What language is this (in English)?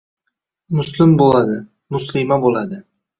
Uzbek